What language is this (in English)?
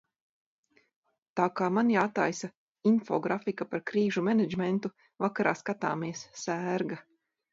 Latvian